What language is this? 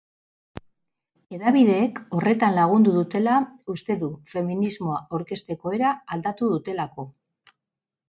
Basque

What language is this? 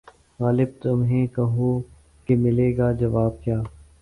Urdu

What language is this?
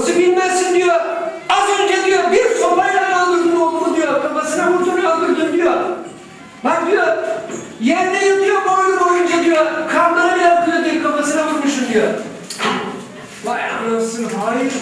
Turkish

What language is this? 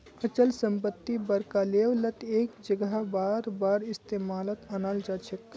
Magahi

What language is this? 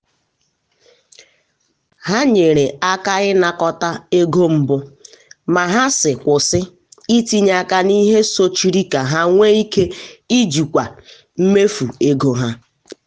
Igbo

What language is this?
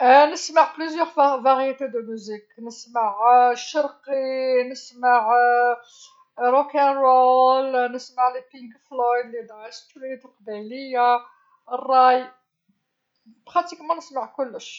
Algerian Arabic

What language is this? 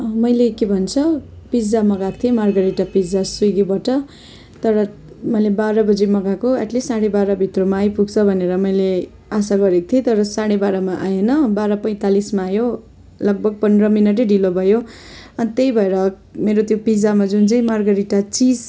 Nepali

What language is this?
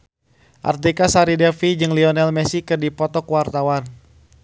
Sundanese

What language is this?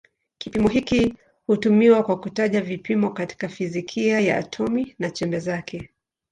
Swahili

